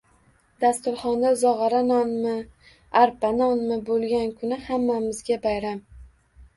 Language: Uzbek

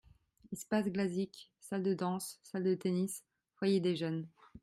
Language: French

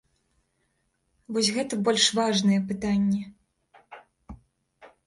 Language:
Belarusian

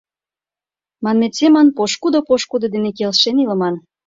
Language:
Mari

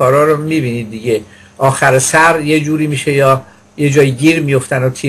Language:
Persian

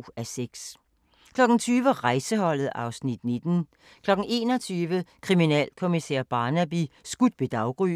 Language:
Danish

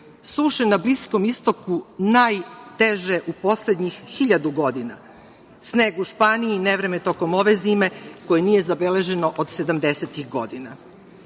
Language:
Serbian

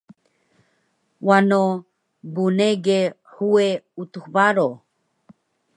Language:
Taroko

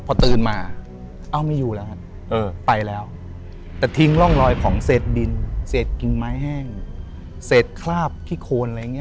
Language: Thai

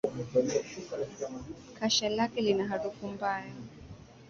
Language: Swahili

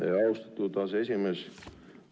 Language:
Estonian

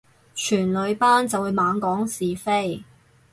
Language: Cantonese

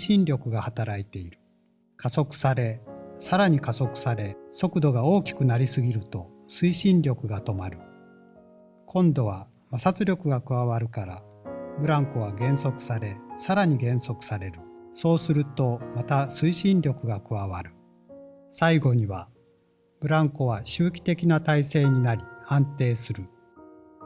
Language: Japanese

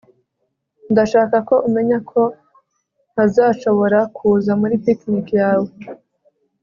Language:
Kinyarwanda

